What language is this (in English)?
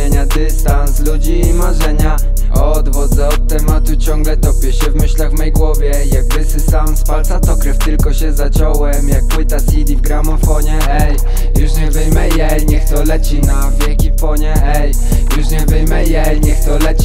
Polish